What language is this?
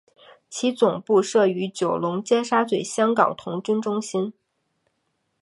Chinese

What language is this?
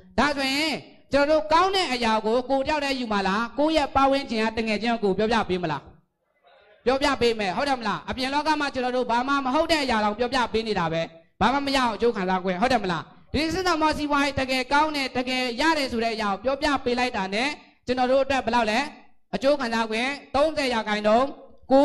Thai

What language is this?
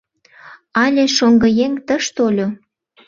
Mari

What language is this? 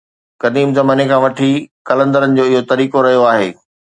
Sindhi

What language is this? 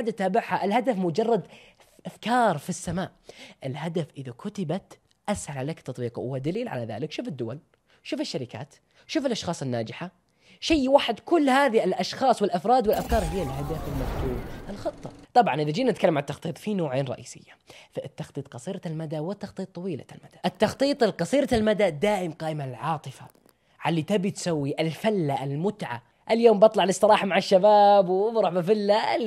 Arabic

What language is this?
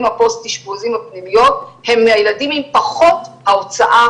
Hebrew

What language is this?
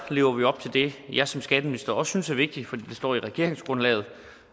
Danish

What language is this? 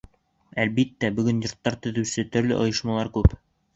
Bashkir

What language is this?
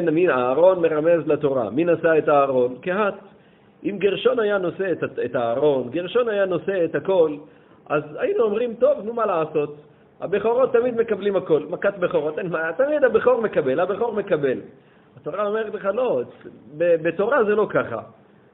Hebrew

